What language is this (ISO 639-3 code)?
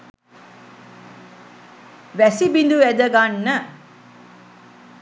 sin